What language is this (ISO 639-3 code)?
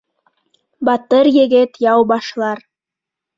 bak